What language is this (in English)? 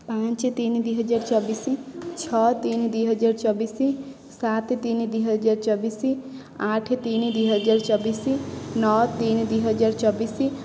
Odia